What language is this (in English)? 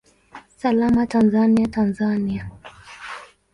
Swahili